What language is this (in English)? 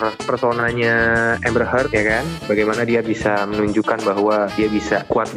Indonesian